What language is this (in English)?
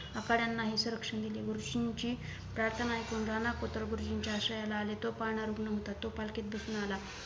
Marathi